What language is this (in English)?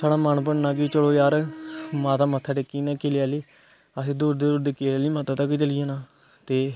Dogri